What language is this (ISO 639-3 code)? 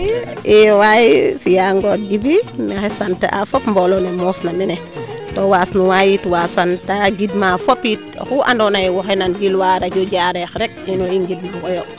srr